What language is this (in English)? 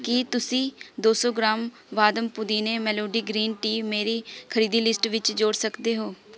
Punjabi